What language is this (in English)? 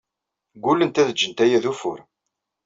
Kabyle